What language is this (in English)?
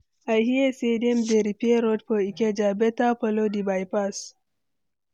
Nigerian Pidgin